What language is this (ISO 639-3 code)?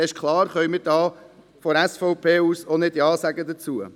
gsw